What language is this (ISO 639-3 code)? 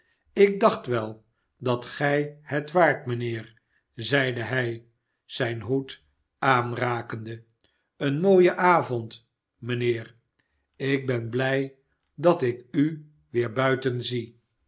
nld